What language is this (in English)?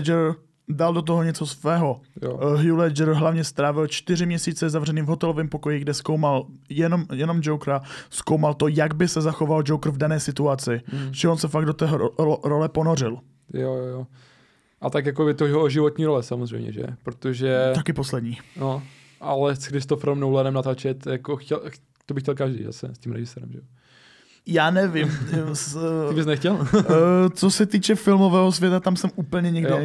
Czech